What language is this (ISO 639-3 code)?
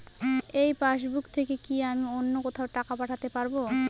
ben